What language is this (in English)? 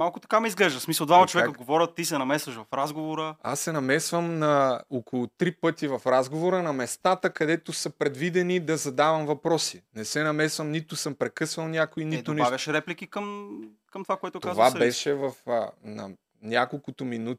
Bulgarian